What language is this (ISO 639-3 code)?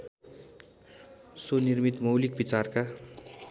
nep